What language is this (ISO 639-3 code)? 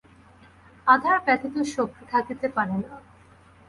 ben